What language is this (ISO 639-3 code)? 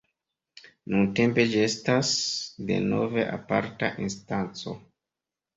epo